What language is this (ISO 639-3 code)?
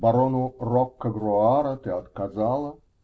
rus